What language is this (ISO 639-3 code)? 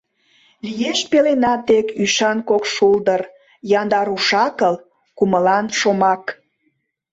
chm